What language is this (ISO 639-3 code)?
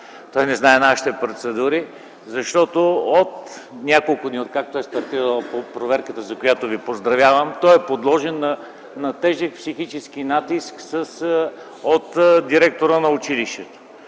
bul